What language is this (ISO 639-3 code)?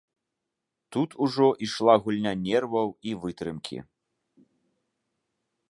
bel